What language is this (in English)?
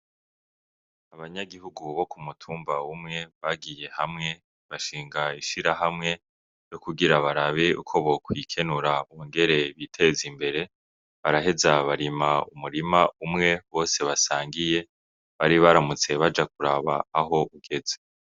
Rundi